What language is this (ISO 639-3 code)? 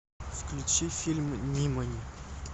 rus